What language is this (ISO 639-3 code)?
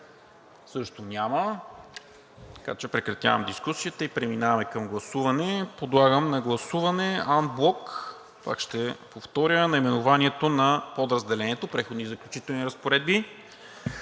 bul